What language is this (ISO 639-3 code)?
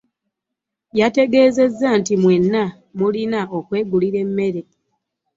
lug